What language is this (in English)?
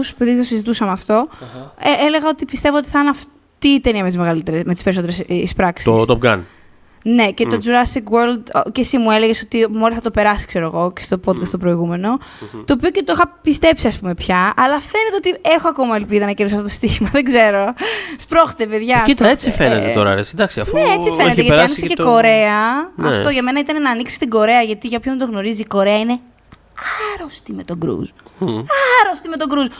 Greek